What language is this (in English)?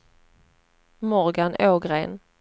Swedish